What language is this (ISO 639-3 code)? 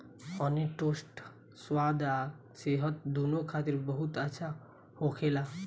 bho